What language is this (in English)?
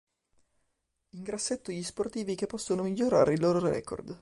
Italian